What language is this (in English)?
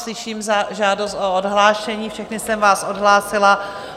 Czech